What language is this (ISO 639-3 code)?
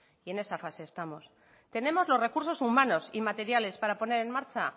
spa